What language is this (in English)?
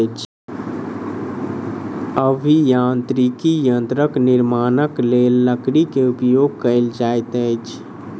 Maithili